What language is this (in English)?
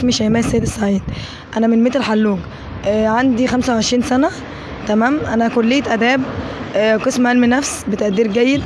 Arabic